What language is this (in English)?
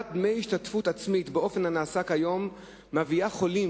Hebrew